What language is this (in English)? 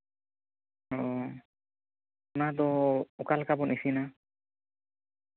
Santali